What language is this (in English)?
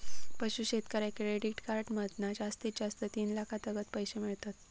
Marathi